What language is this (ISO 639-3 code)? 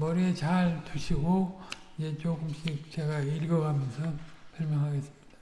kor